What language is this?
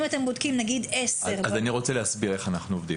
Hebrew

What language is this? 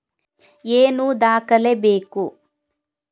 Kannada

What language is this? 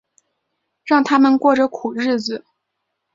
Chinese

